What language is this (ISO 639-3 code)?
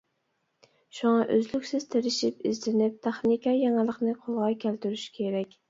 uig